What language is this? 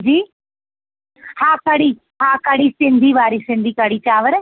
Sindhi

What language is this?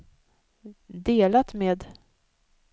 Swedish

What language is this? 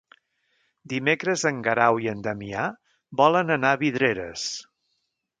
Catalan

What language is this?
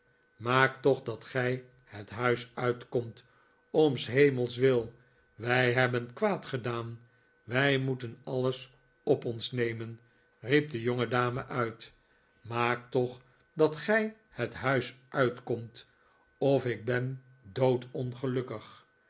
Dutch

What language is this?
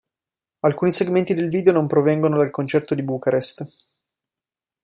Italian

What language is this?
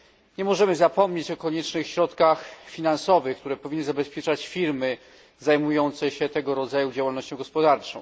Polish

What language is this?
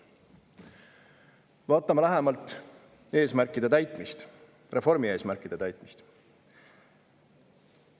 Estonian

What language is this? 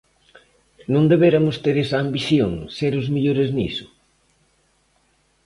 Galician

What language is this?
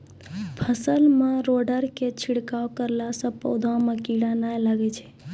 Maithili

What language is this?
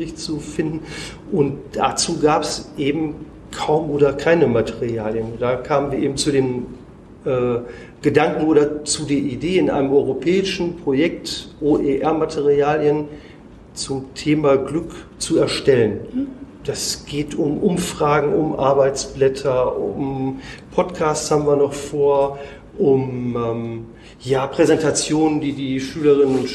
German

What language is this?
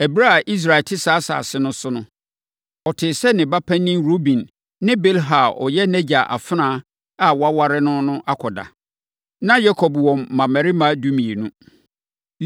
Akan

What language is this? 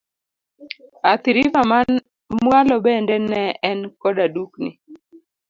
Luo (Kenya and Tanzania)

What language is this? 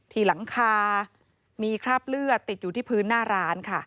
Thai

